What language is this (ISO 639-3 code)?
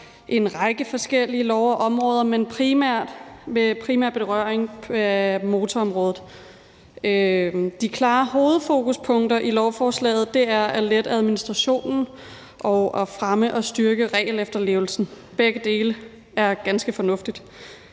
dan